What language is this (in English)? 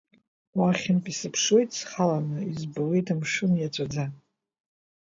Abkhazian